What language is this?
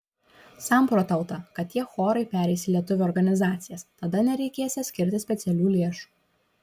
Lithuanian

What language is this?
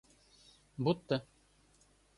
Russian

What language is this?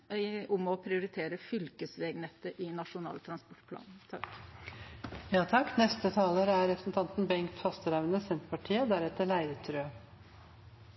Norwegian Nynorsk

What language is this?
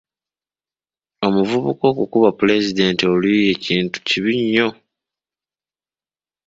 Ganda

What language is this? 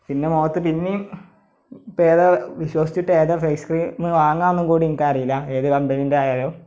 Malayalam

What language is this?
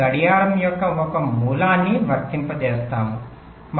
Telugu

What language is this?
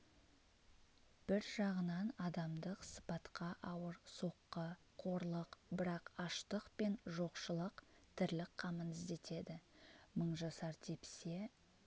Kazakh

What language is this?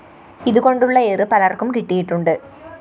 Malayalam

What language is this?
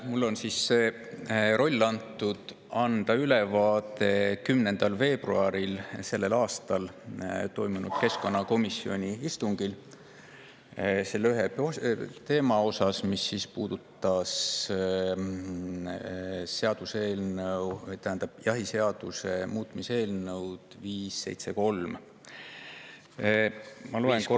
Estonian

